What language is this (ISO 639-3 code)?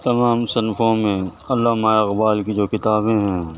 urd